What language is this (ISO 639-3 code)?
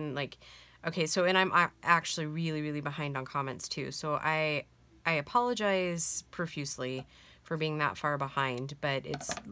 eng